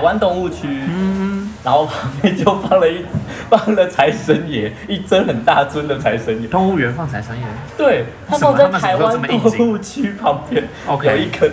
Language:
Chinese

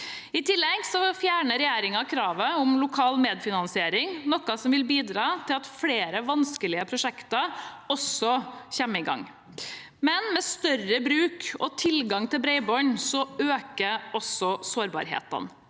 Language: Norwegian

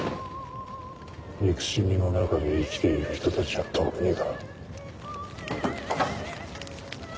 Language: Japanese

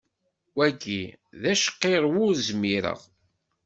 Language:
Kabyle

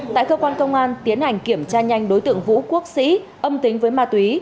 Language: Vietnamese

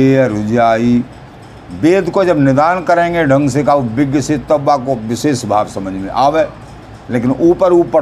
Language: Hindi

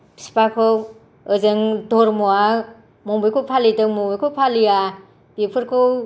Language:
Bodo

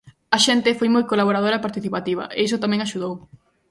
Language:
Galician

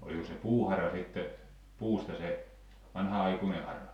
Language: Finnish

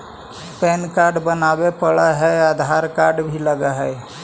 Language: Magahi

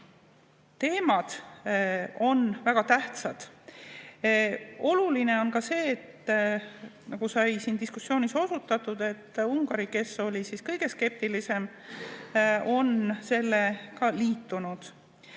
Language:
Estonian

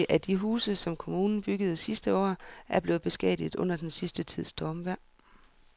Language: Danish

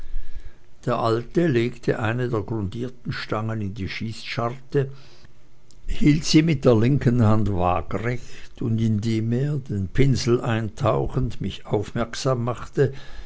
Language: German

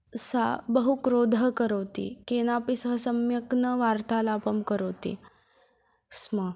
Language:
Sanskrit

